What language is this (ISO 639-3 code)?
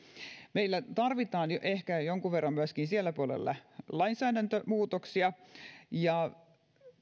fin